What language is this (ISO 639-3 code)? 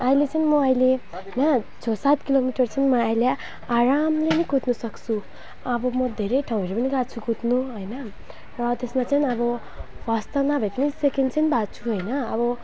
nep